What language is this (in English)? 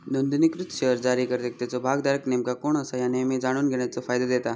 Marathi